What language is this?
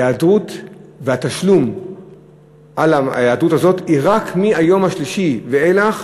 Hebrew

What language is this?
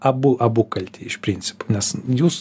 Lithuanian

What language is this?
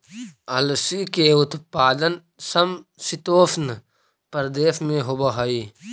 Magahi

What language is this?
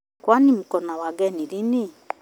Kikuyu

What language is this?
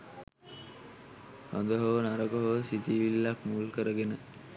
Sinhala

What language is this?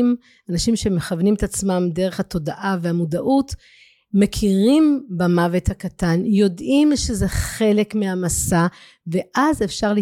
Hebrew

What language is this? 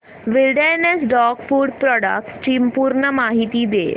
Marathi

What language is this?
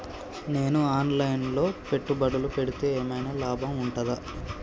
Telugu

